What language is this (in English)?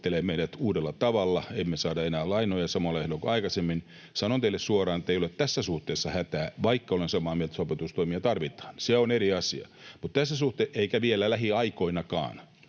Finnish